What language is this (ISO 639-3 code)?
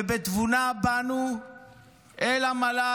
heb